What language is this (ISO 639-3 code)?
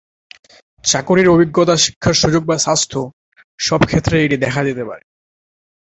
ben